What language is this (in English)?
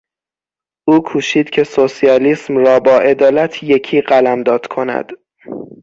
Persian